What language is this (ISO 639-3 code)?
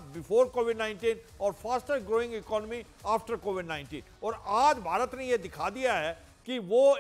hin